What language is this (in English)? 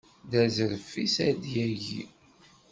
Kabyle